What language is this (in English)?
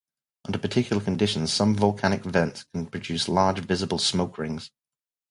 English